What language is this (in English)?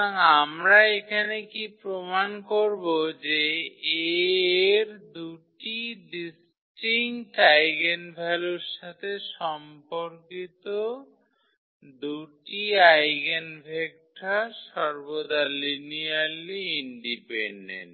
Bangla